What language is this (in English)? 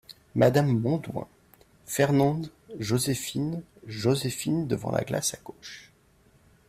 French